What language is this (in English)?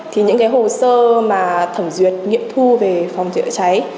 Vietnamese